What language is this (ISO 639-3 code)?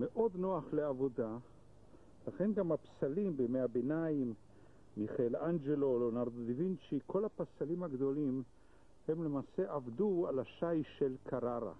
heb